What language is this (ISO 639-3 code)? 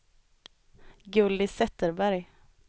swe